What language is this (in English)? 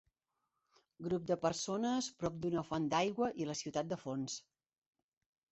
Catalan